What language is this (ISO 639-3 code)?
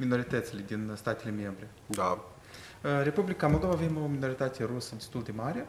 ron